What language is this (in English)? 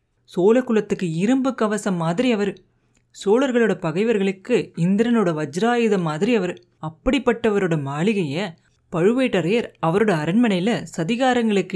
Tamil